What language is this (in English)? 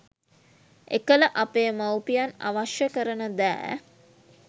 Sinhala